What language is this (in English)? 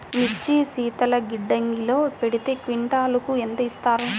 Telugu